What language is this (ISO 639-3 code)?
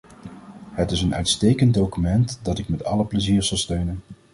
nld